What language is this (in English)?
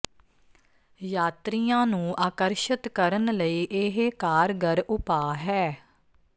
Punjabi